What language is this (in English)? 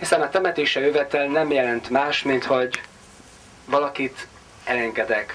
Hungarian